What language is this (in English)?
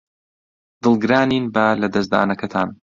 Central Kurdish